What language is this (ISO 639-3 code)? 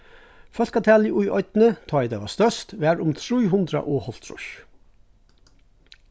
fao